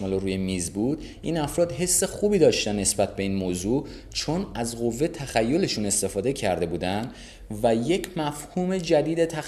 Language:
Persian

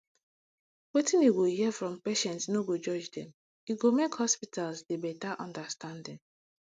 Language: Nigerian Pidgin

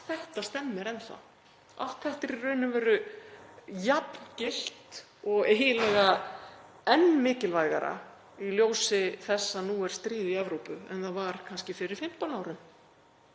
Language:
Icelandic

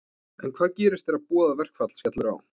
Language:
Icelandic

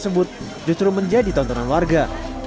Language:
Indonesian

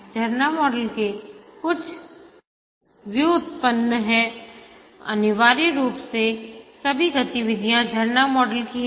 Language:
Hindi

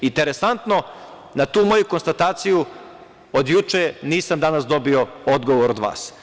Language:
Serbian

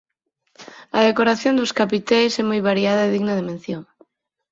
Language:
Galician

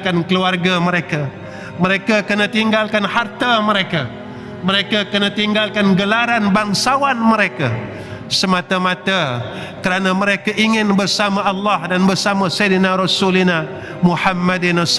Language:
Malay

